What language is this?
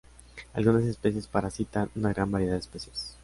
Spanish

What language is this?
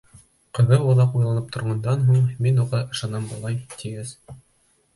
Bashkir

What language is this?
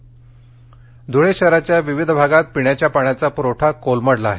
Marathi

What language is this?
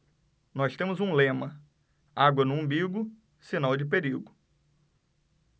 Portuguese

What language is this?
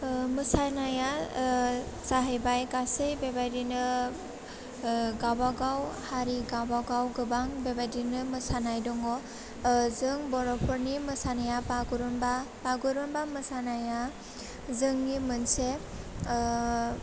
Bodo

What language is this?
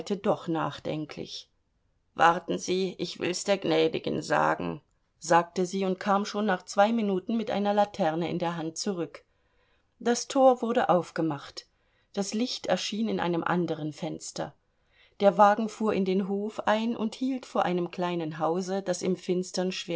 German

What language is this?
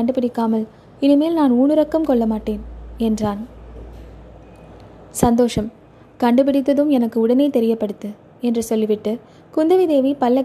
Tamil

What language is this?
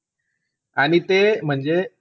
Marathi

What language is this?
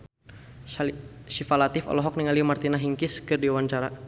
Sundanese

